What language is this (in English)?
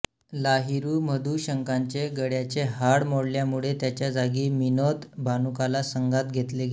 Marathi